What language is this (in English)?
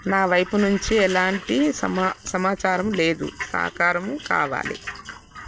Telugu